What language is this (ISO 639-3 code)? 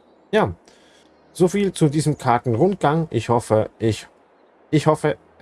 deu